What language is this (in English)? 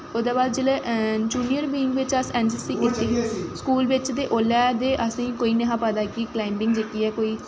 Dogri